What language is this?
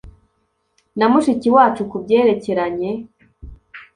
Kinyarwanda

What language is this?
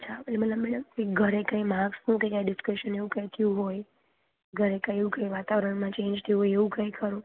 Gujarati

